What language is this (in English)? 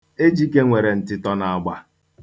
Igbo